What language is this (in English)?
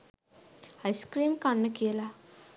Sinhala